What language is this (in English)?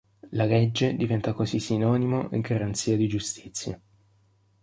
Italian